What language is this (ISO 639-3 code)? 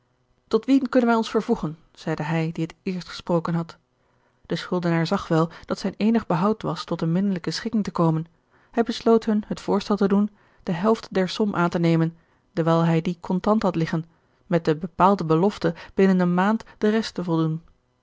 nld